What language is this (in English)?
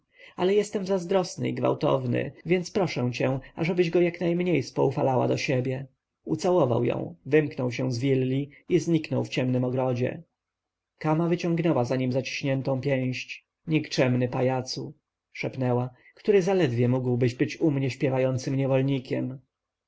Polish